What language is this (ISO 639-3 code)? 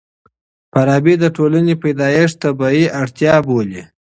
pus